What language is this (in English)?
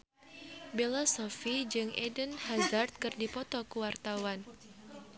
Sundanese